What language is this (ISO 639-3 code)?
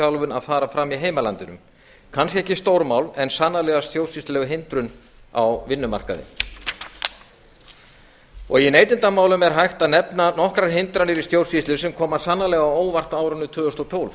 isl